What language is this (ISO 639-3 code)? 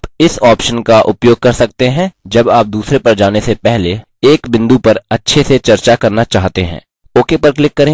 hin